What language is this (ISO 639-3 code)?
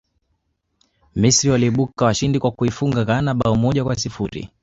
swa